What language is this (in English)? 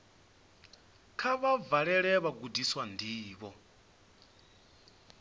Venda